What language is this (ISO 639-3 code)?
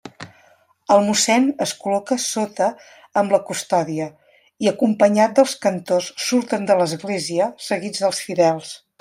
cat